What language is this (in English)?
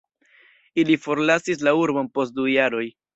Esperanto